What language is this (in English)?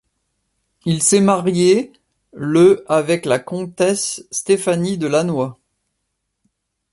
French